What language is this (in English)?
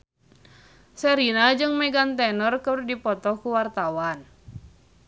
Sundanese